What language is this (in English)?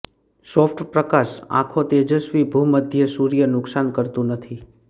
Gujarati